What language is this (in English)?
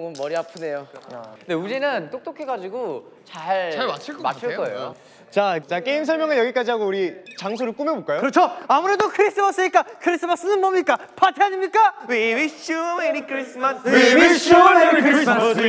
Korean